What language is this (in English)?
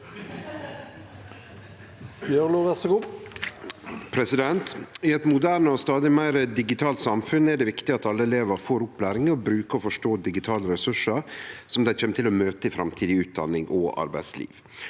Norwegian